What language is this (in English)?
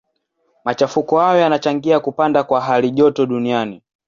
Swahili